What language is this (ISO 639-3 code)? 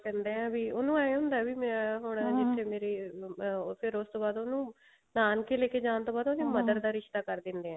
pan